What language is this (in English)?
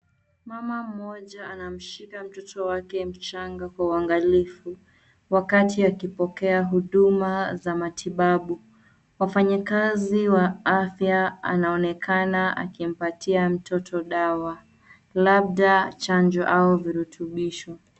Swahili